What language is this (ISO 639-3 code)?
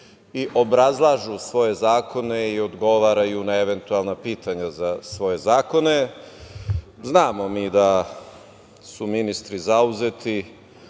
srp